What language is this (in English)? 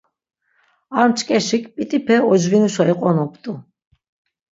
Laz